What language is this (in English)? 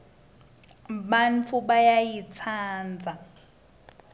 Swati